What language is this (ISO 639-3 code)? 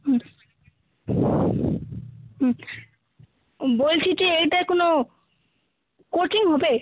ben